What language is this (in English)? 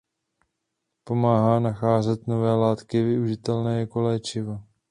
Czech